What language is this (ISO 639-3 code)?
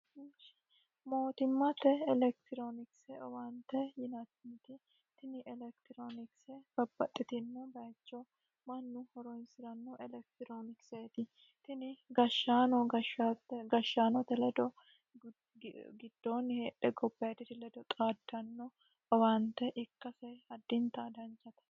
sid